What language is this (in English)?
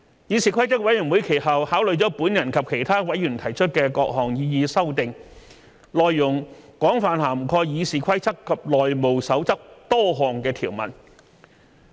Cantonese